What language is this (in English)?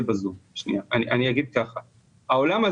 Hebrew